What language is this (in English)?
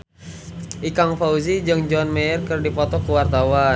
Sundanese